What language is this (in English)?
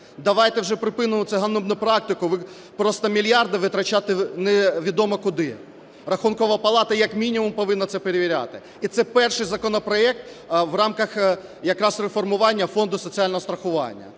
Ukrainian